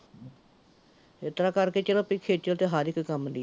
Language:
Punjabi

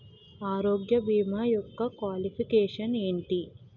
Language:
Telugu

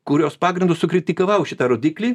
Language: Lithuanian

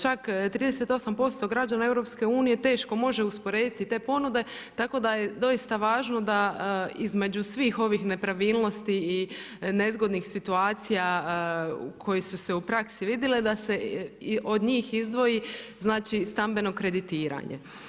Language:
Croatian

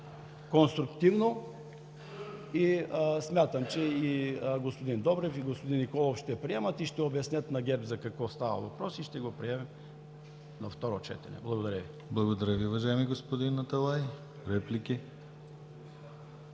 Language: Bulgarian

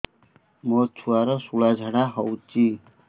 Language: Odia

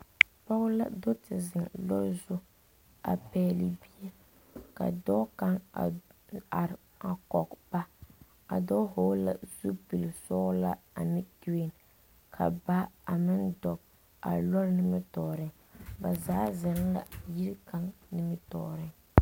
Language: Southern Dagaare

